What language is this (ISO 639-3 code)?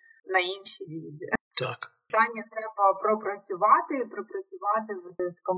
ukr